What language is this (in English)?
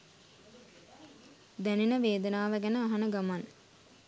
Sinhala